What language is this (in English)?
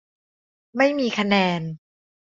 Thai